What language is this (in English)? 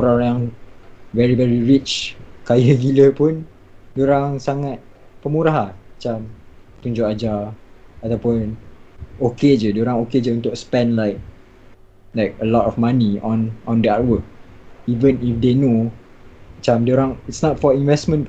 Malay